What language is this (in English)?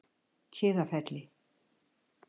Icelandic